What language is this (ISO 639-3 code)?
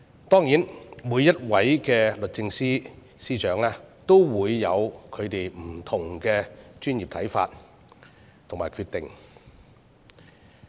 yue